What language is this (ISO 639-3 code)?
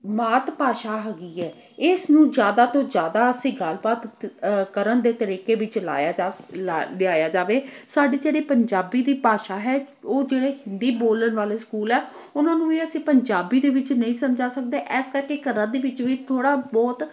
pan